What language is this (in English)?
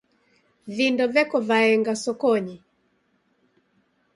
Taita